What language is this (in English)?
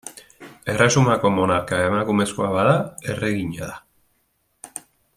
Basque